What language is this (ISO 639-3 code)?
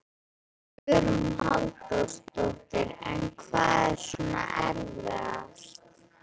isl